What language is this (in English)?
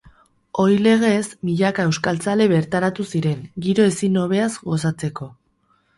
Basque